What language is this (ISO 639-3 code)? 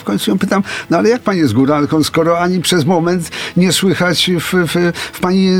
pol